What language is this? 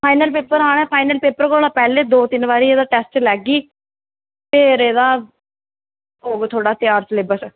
Dogri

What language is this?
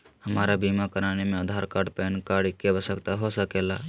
Magahi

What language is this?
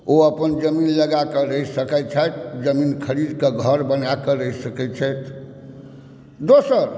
Maithili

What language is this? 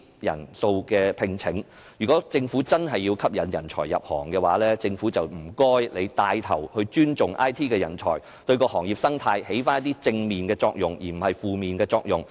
Cantonese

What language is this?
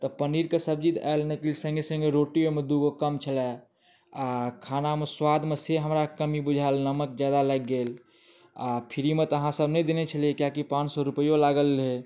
Maithili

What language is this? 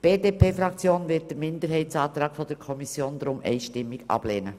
Swiss German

